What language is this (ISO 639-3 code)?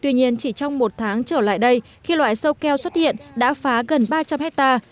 vie